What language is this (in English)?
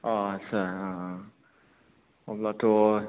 Bodo